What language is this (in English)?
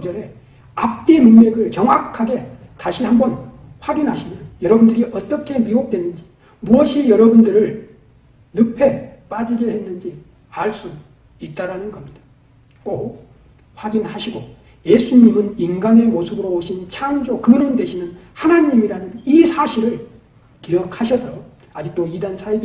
Korean